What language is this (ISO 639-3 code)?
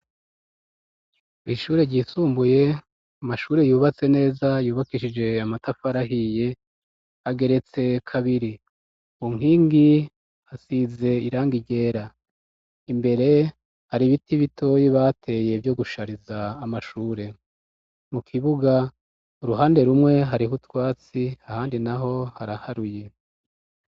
run